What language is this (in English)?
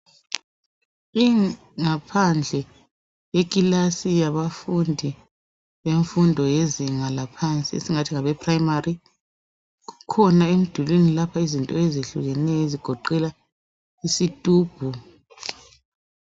North Ndebele